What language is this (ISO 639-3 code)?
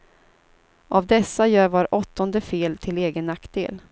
swe